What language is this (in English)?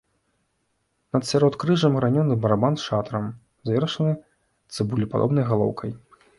Belarusian